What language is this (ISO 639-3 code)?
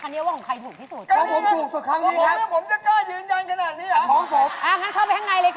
tha